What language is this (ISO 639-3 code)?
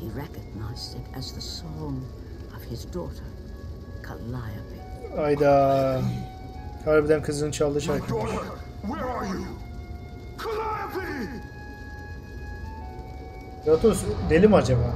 tur